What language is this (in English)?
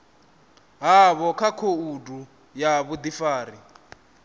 Venda